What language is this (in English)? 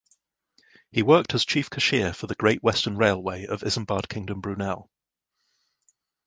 English